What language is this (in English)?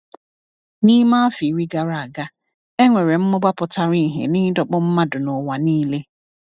Igbo